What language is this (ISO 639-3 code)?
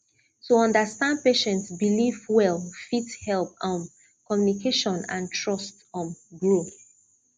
pcm